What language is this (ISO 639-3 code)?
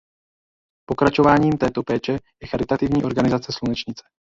ces